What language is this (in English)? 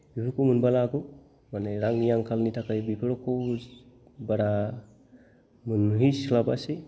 Bodo